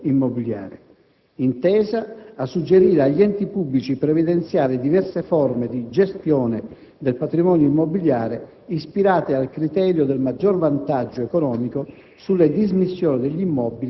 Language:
Italian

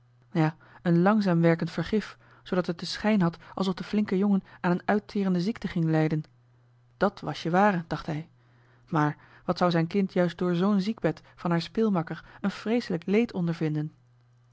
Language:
Dutch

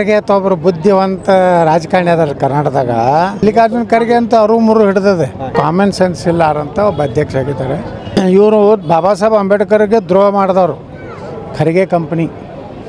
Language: Kannada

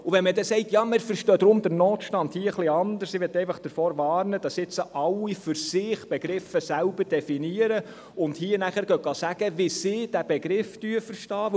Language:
Swiss German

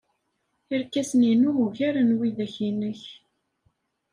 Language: Kabyle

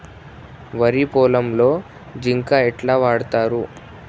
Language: Telugu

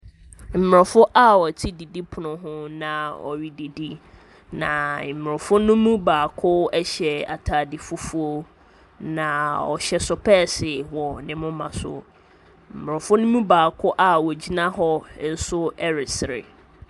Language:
Akan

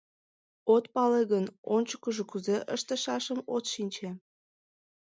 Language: Mari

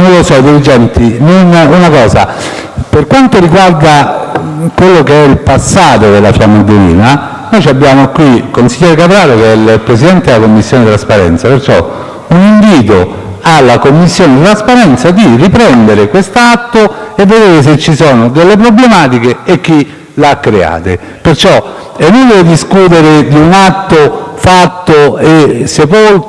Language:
Italian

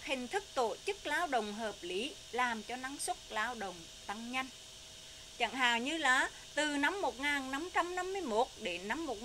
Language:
Vietnamese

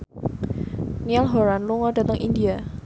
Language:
Javanese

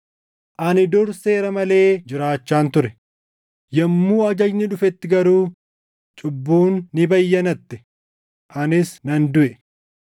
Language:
Oromo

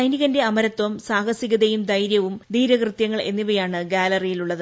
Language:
Malayalam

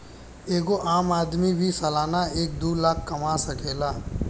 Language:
Bhojpuri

